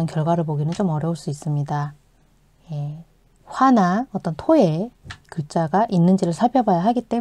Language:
Korean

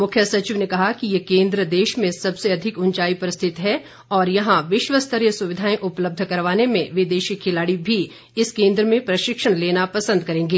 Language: Hindi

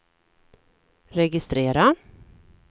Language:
Swedish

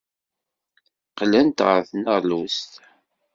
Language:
Kabyle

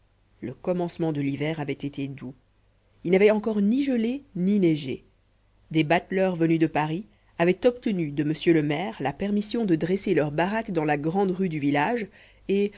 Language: French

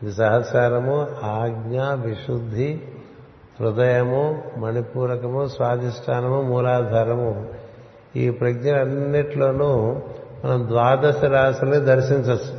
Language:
Telugu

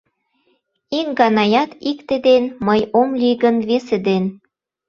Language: Mari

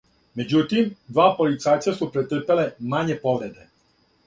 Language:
Serbian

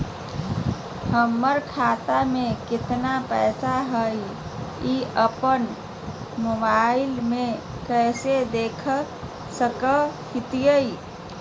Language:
Magahi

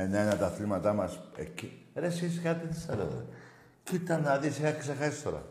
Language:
Greek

